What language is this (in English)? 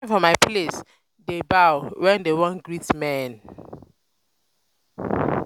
Nigerian Pidgin